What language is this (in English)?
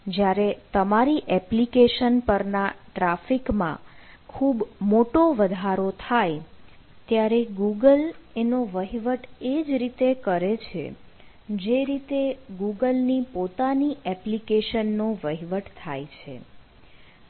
Gujarati